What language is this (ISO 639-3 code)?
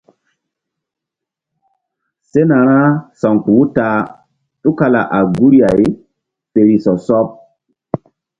mdd